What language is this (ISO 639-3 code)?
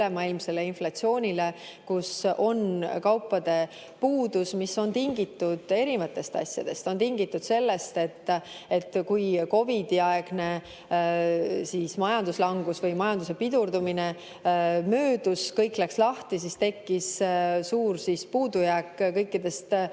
est